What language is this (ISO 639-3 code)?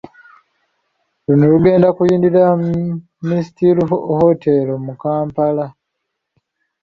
lug